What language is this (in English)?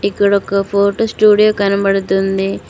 Telugu